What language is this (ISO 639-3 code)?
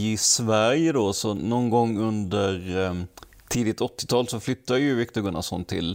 swe